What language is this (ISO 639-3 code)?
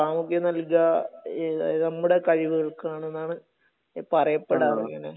mal